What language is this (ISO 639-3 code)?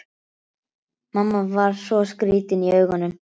isl